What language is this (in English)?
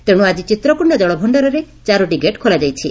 Odia